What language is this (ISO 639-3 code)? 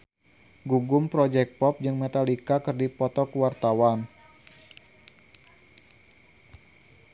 sun